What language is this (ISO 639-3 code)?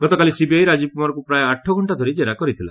ori